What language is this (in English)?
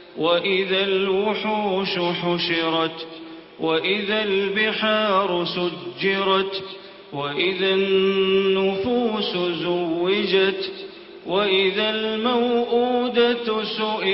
Arabic